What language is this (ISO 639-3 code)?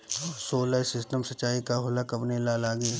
bho